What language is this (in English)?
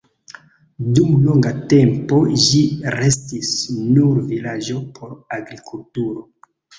Esperanto